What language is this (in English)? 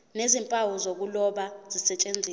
Zulu